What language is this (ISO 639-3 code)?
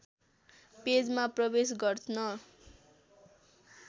nep